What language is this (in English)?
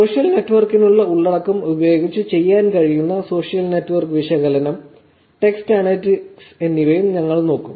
Malayalam